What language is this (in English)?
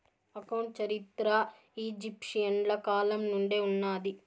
Telugu